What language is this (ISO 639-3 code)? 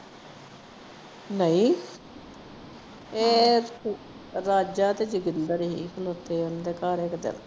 pan